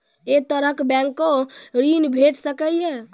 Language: Maithili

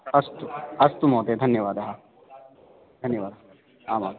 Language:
Sanskrit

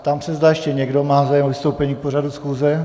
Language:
Czech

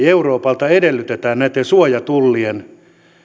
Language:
Finnish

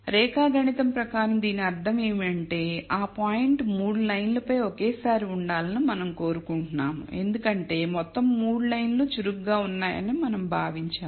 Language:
Telugu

